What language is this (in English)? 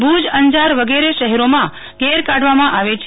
Gujarati